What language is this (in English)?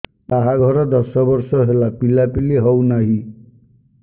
Odia